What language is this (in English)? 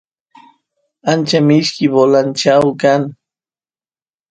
Santiago del Estero Quichua